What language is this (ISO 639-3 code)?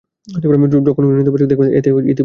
ben